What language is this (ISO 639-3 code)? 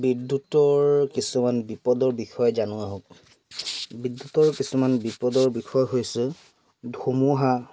asm